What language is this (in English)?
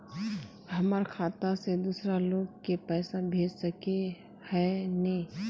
Magahi